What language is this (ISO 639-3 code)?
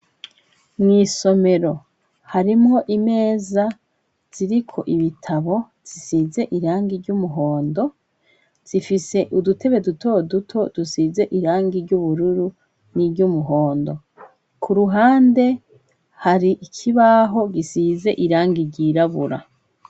run